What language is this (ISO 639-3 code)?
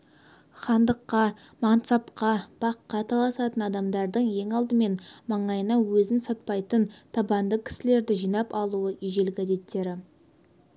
kaz